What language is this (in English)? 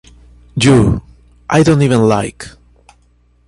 English